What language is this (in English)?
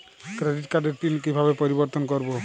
Bangla